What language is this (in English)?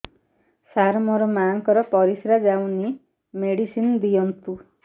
Odia